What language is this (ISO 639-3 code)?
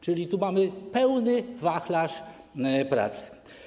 pol